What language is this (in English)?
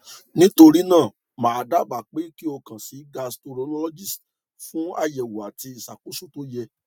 Yoruba